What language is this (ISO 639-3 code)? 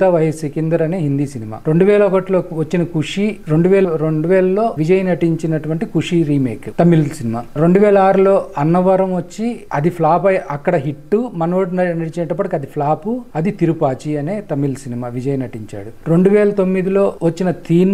tel